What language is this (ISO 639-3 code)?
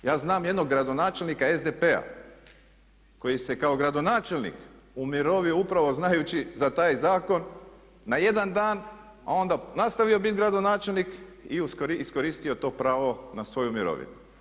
hrv